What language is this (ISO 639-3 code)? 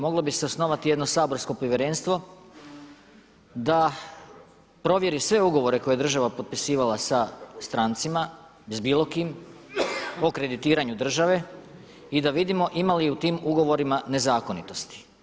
hrv